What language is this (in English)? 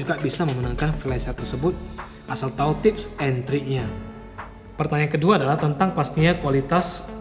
Indonesian